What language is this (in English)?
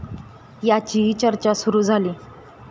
Marathi